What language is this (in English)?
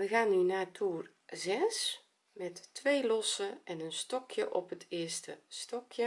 Dutch